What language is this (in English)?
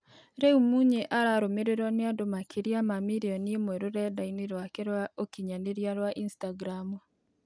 Kikuyu